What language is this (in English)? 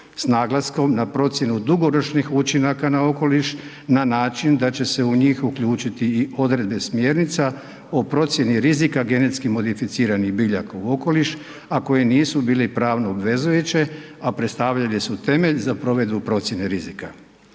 Croatian